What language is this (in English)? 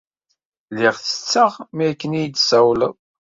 Kabyle